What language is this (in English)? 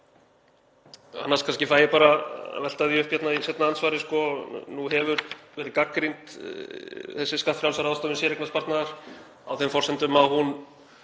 Icelandic